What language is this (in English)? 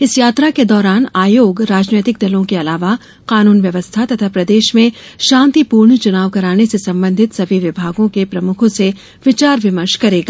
Hindi